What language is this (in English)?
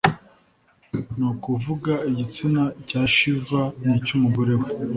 Kinyarwanda